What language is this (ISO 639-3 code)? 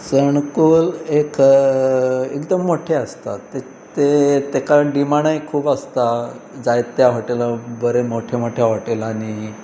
kok